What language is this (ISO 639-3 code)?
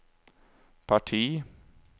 swe